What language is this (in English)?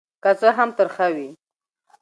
Pashto